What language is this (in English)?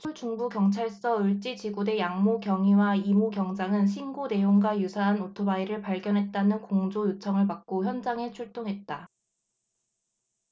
Korean